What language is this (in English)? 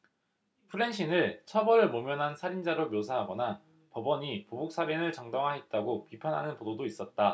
Korean